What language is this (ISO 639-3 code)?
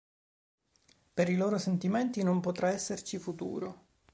ita